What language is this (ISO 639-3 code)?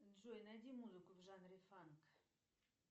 rus